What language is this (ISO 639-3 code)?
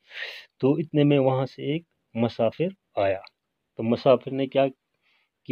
hin